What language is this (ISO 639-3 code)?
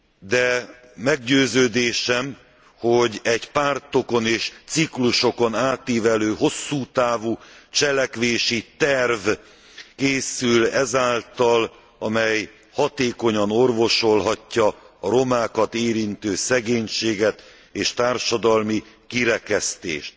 hun